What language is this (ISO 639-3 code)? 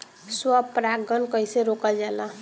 bho